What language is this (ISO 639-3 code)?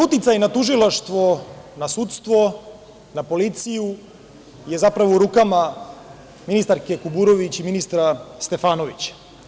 srp